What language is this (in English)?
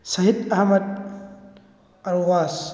Manipuri